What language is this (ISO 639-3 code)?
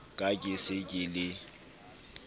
sot